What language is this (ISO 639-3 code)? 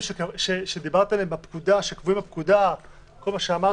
heb